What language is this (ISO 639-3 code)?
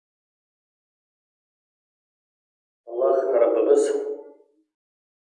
tur